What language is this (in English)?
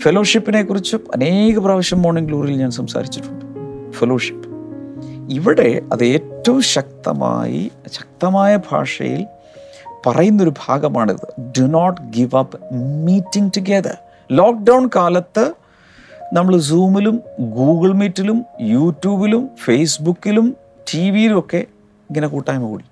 Malayalam